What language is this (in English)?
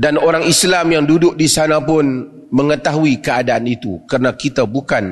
Malay